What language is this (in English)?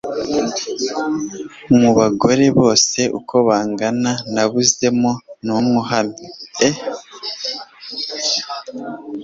Kinyarwanda